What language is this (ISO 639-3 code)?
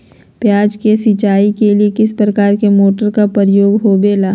mag